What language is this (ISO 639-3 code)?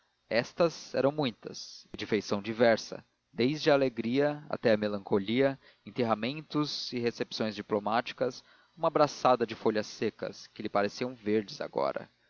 por